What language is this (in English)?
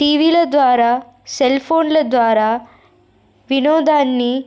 Telugu